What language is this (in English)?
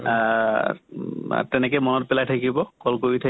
Assamese